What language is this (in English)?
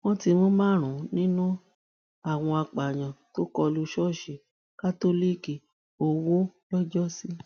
Yoruba